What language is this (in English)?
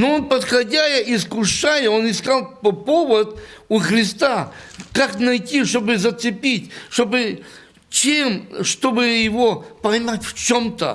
Russian